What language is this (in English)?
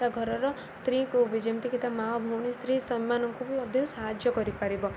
Odia